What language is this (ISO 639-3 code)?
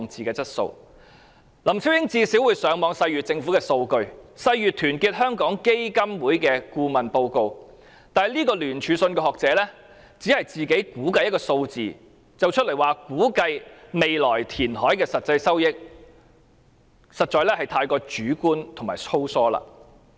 yue